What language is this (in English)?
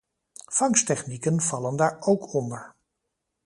Dutch